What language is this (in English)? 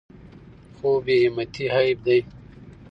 Pashto